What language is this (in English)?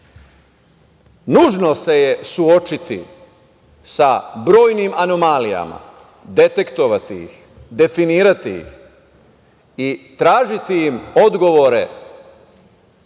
Serbian